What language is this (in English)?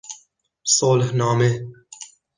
Persian